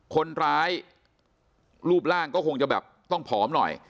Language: Thai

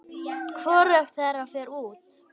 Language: Icelandic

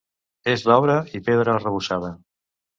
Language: Catalan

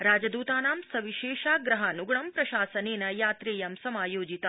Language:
Sanskrit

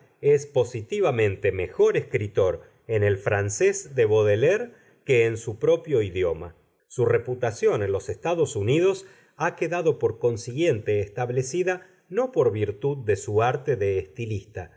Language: Spanish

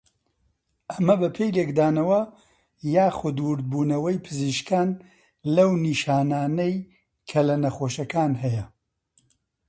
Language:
Central Kurdish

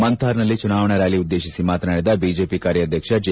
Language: Kannada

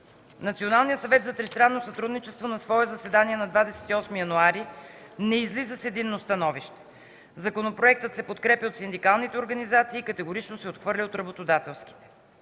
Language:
Bulgarian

